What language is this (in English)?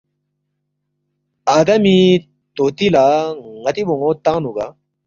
Balti